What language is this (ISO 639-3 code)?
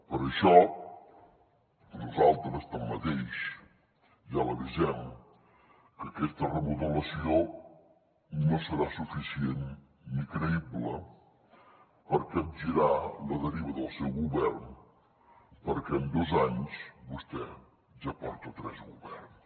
cat